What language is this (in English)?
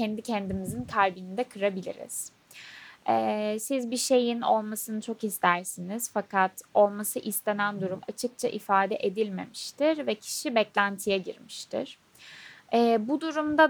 Turkish